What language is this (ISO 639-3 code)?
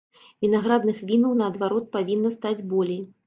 bel